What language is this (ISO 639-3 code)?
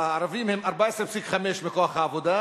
heb